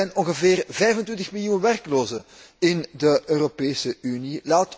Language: Dutch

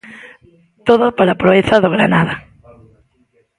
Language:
Galician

